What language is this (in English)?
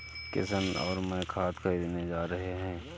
Hindi